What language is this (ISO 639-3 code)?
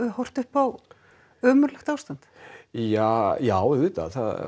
isl